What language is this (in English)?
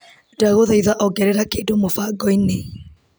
Kikuyu